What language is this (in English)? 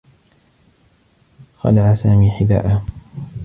Arabic